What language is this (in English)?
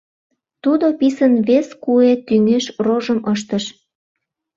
Mari